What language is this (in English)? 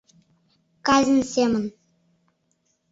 Mari